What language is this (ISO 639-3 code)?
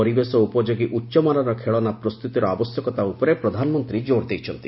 ori